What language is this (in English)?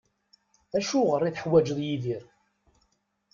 Kabyle